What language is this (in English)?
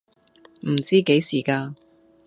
Cantonese